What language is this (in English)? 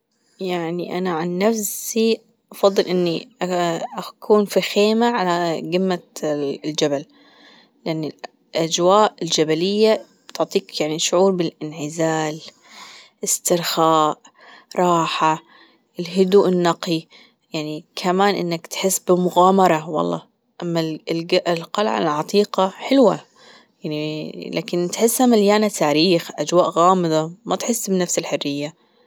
Gulf Arabic